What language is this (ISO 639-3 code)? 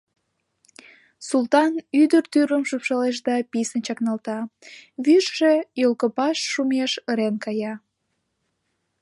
chm